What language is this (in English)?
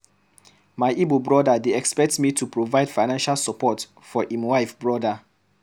Nigerian Pidgin